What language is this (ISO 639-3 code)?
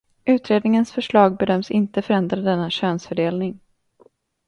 swe